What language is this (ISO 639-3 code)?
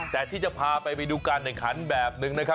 tha